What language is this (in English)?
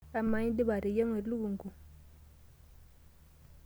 Masai